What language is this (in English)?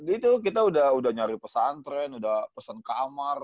Indonesian